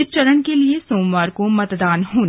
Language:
Hindi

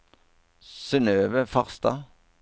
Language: Norwegian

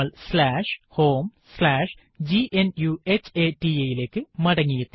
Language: Malayalam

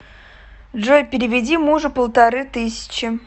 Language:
Russian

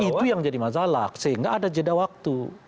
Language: Indonesian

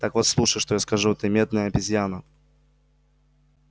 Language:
Russian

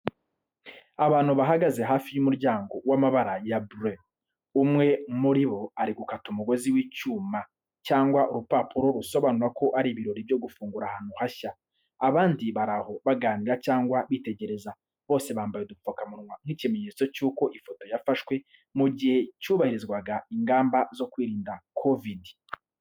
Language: Kinyarwanda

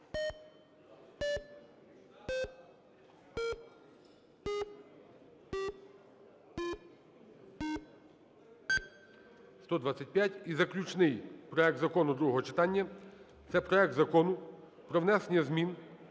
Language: Ukrainian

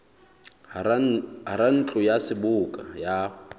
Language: Southern Sotho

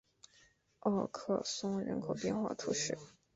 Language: Chinese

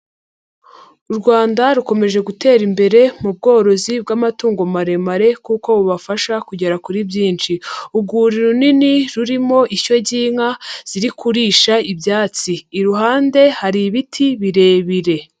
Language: Kinyarwanda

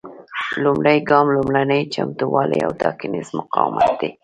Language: Pashto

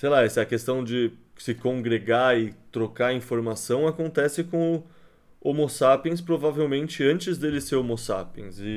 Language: Portuguese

